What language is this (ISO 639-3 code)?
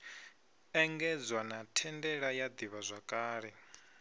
ven